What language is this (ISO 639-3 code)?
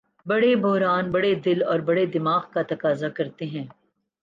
urd